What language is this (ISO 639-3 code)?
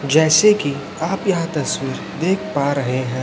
hin